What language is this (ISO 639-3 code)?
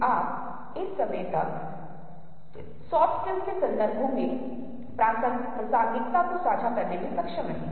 hin